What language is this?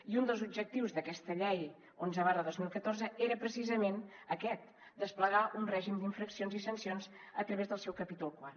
Catalan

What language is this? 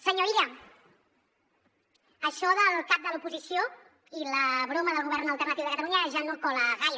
Catalan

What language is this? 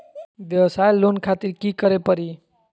Magahi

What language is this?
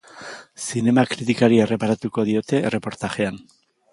Basque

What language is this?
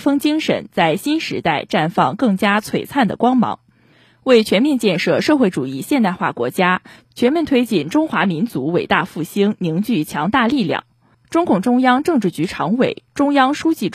Chinese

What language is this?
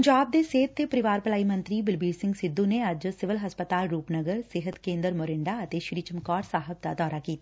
Punjabi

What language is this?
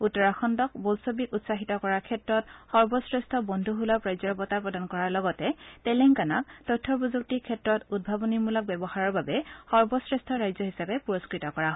Assamese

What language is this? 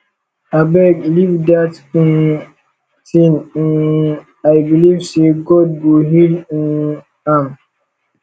Nigerian Pidgin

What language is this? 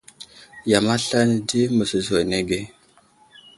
Wuzlam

